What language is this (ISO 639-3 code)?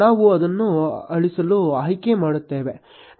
kan